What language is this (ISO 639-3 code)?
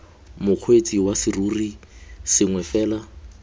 tsn